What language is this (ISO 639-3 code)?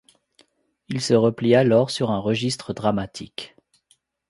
fra